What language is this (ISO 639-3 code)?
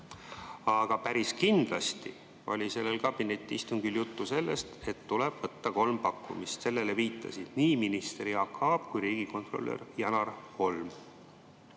est